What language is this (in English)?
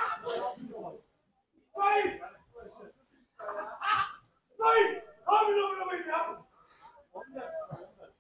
Turkish